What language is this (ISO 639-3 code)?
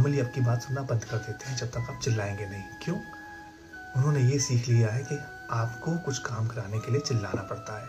hin